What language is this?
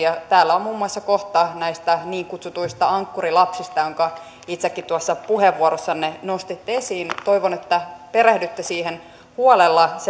Finnish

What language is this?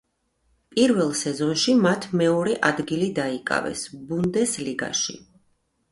Georgian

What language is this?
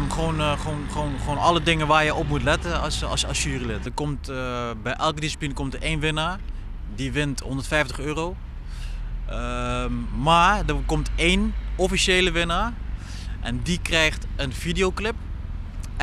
Dutch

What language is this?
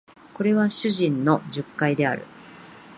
Japanese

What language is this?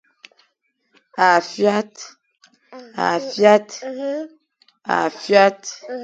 Fang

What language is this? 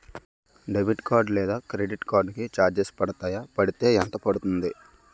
Telugu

